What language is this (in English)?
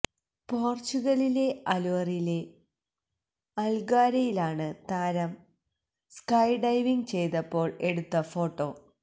Malayalam